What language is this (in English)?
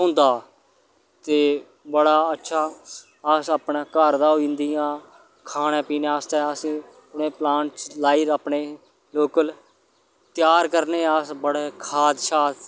Dogri